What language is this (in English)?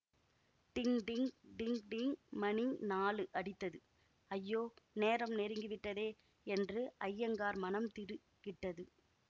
Tamil